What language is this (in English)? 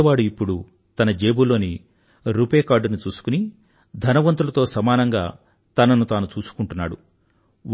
Telugu